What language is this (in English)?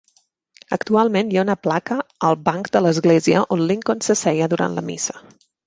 Catalan